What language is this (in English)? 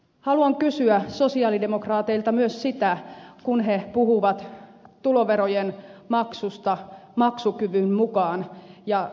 Finnish